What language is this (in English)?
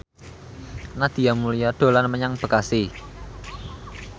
Javanese